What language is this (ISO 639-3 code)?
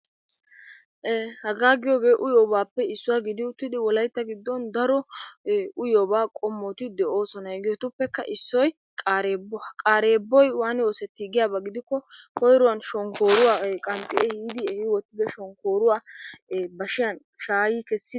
wal